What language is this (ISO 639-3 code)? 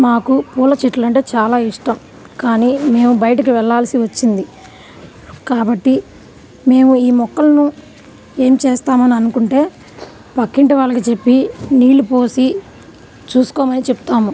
tel